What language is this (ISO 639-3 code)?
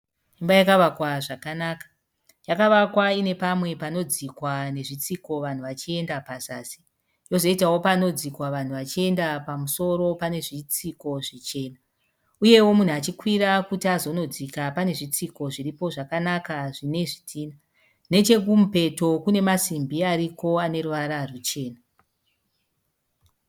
sna